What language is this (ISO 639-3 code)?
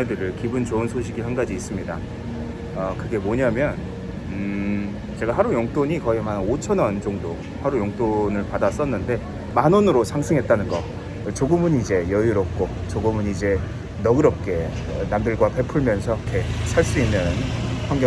kor